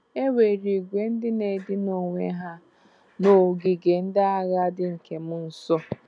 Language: Igbo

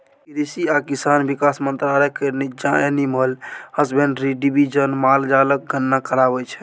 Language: Maithili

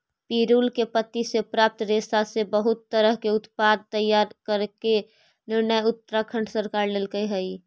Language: Magahi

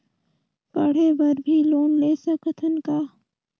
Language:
Chhattisgarhi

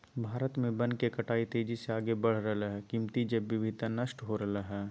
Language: Magahi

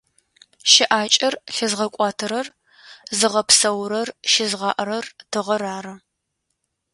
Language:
Adyghe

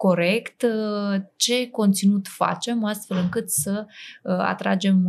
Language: Romanian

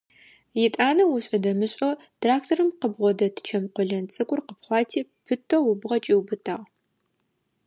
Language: Adyghe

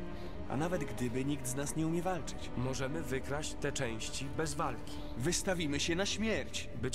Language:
Polish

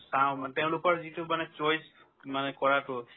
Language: Assamese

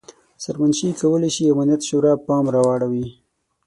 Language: Pashto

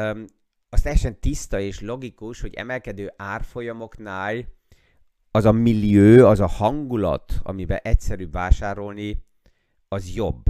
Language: Hungarian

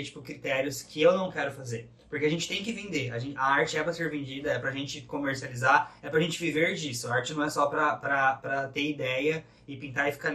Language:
Portuguese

